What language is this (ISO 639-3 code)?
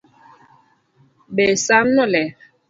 luo